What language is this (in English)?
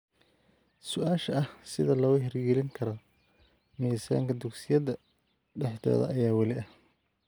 Somali